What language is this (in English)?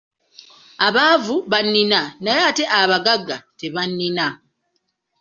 Ganda